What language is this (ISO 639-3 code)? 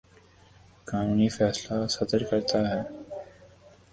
urd